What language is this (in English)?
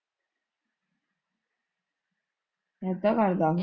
Punjabi